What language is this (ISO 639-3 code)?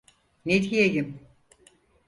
tur